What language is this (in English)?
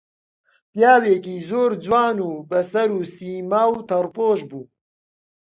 Central Kurdish